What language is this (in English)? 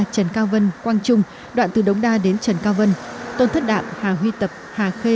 Vietnamese